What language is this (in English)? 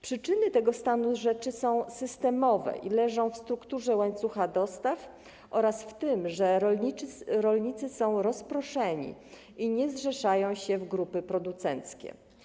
Polish